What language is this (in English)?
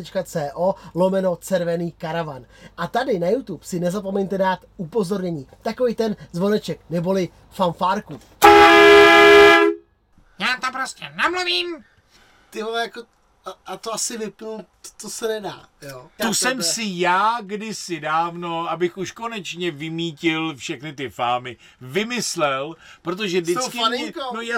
Czech